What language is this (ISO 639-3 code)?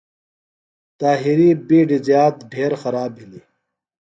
phl